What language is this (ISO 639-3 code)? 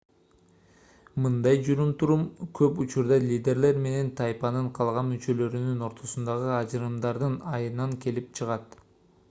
kir